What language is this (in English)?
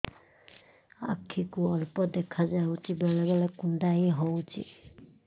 Odia